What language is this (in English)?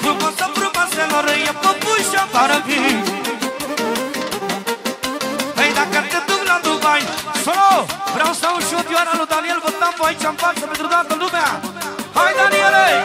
Romanian